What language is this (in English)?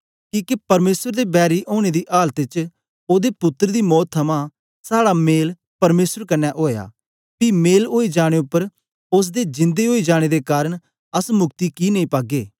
Dogri